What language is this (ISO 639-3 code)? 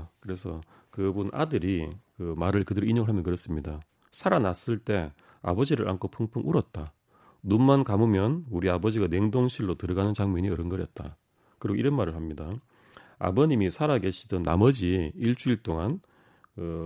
kor